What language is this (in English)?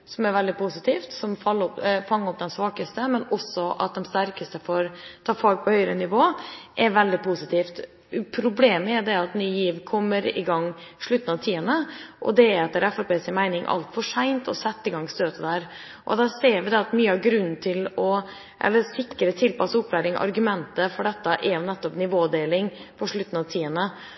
Norwegian Bokmål